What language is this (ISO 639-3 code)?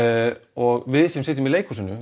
isl